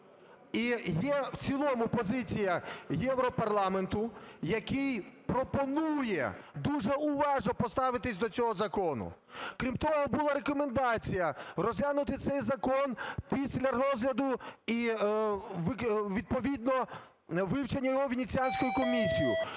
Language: Ukrainian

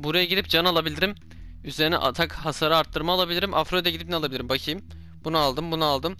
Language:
Turkish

